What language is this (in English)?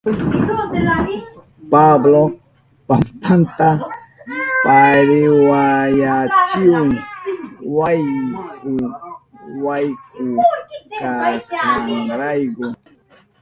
Southern Pastaza Quechua